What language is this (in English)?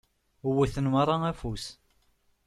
Kabyle